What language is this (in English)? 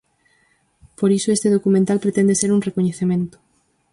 Galician